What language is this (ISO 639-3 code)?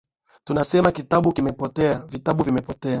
swa